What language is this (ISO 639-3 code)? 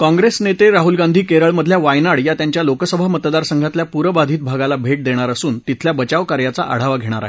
mar